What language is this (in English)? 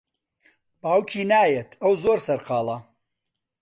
Central Kurdish